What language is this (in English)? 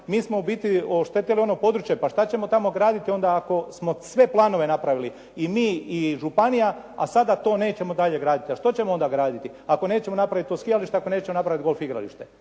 Croatian